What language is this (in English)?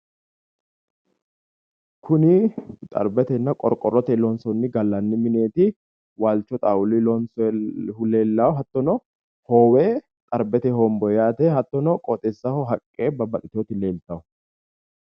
Sidamo